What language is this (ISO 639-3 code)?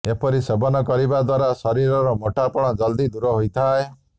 ori